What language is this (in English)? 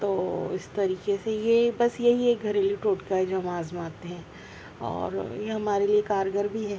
Urdu